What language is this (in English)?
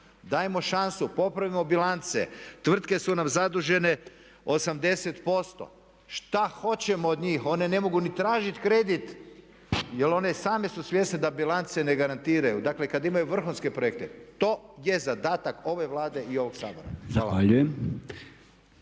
Croatian